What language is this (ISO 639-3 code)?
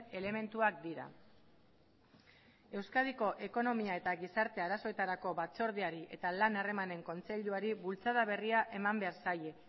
eus